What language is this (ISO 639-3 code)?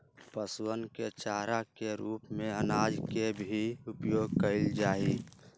mag